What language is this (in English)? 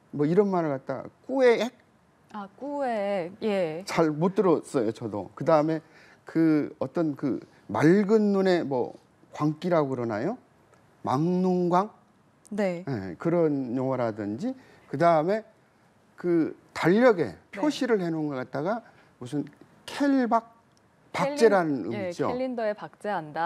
Korean